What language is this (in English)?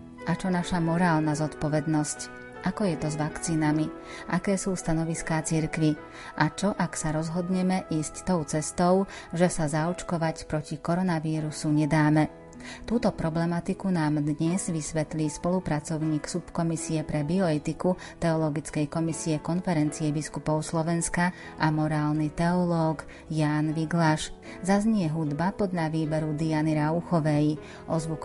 Slovak